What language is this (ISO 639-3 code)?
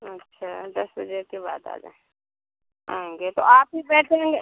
hin